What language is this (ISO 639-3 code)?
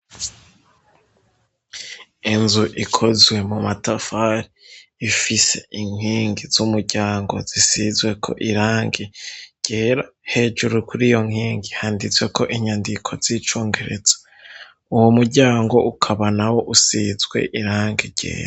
run